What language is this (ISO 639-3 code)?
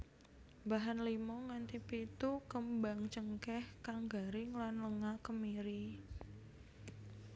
jav